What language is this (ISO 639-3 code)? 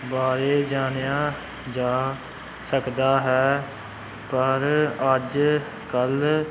pan